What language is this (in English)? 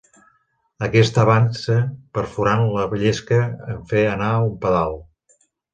Catalan